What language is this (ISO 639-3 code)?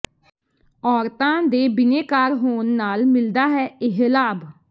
pan